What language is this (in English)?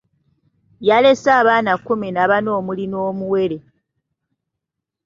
Ganda